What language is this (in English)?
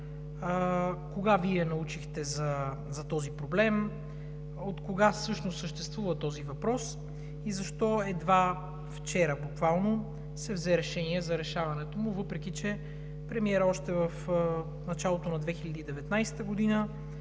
Bulgarian